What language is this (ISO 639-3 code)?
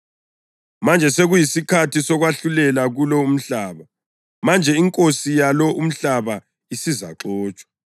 nde